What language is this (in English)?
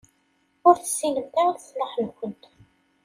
Kabyle